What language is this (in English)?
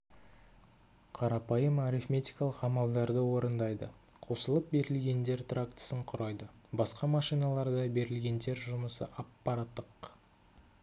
Kazakh